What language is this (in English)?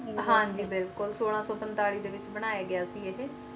Punjabi